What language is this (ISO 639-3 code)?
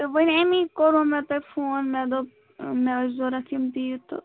kas